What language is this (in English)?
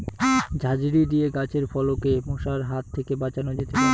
Bangla